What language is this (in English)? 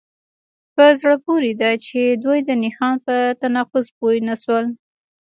Pashto